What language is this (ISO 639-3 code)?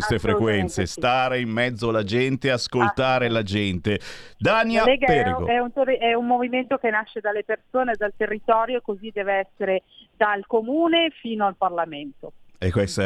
ita